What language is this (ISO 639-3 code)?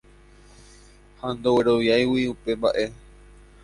grn